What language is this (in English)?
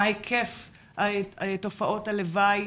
Hebrew